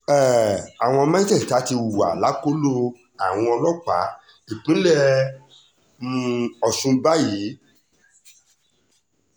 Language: Yoruba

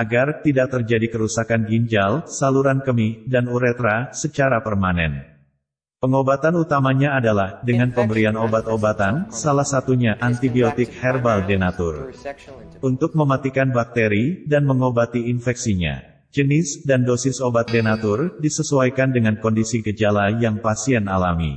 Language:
Indonesian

